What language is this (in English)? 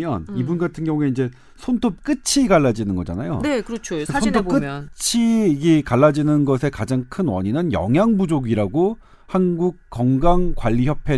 Korean